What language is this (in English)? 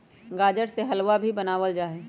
Magahi